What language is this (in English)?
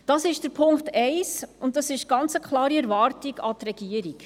Swiss German